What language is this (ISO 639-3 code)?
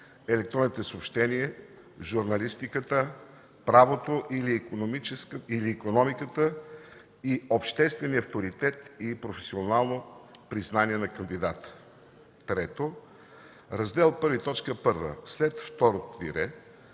bul